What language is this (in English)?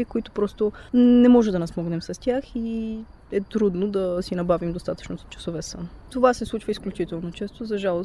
Bulgarian